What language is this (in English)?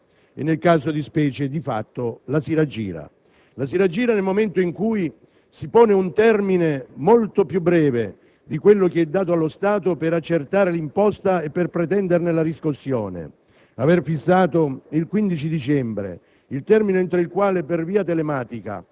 Italian